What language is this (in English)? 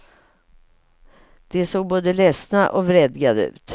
Swedish